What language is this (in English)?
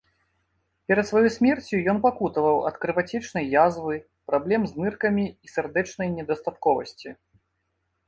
Belarusian